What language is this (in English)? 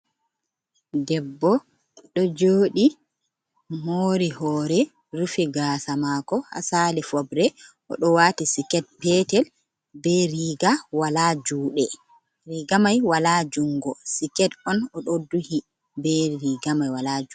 Fula